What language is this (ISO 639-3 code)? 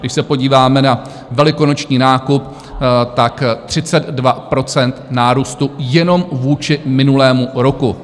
ces